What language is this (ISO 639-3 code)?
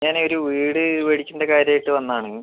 mal